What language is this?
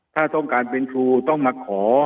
Thai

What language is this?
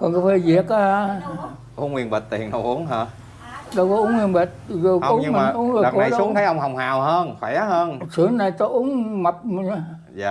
Vietnamese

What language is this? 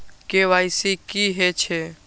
Maithili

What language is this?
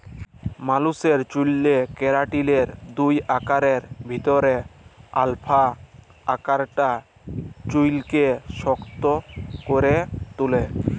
Bangla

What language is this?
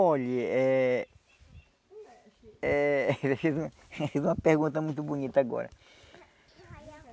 Portuguese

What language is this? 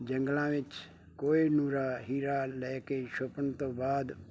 Punjabi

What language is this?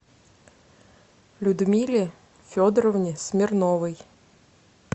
Russian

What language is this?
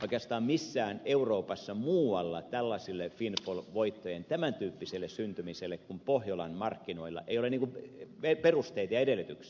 Finnish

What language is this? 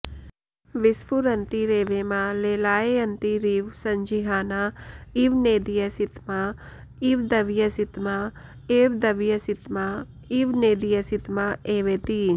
Sanskrit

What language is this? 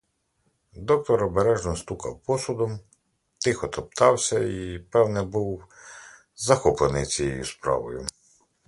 Ukrainian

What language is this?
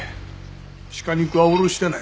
Japanese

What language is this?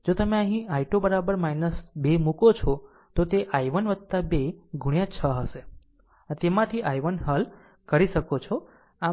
Gujarati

